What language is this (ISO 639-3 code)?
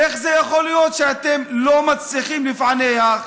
heb